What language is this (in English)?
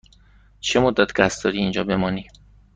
Persian